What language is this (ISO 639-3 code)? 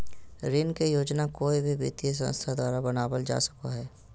mag